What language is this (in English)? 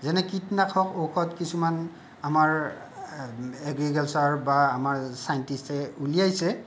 Assamese